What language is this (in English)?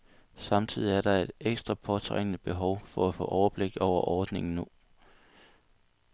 Danish